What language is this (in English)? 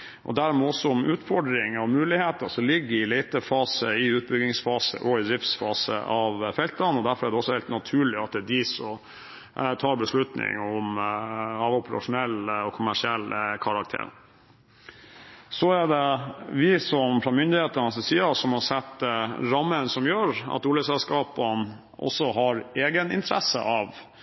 Norwegian Bokmål